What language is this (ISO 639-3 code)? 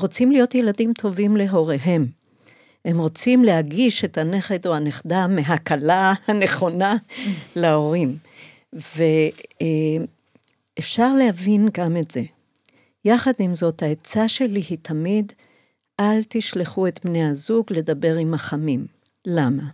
heb